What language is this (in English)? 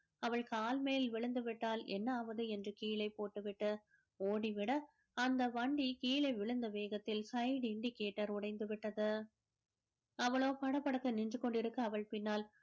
Tamil